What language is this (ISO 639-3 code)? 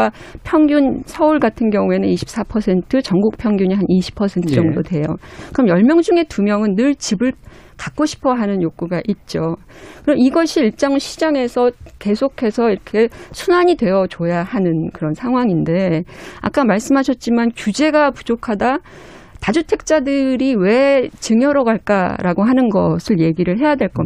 kor